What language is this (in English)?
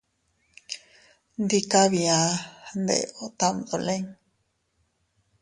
Teutila Cuicatec